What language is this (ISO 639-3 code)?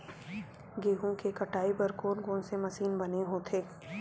hne